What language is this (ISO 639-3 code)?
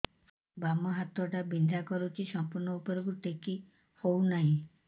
ori